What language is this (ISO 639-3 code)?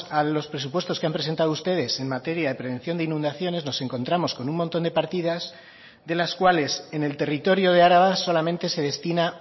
spa